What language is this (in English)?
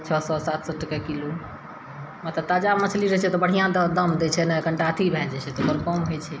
Maithili